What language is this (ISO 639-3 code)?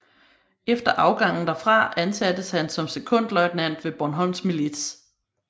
dan